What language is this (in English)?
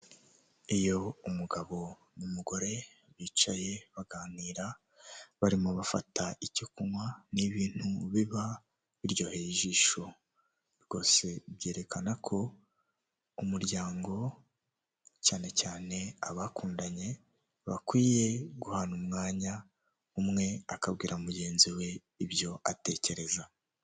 Kinyarwanda